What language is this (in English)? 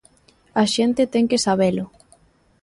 Galician